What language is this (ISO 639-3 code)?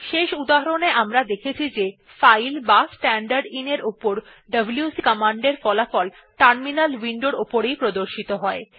ben